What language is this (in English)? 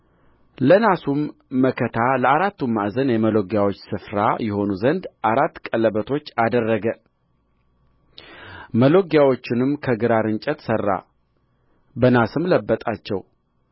Amharic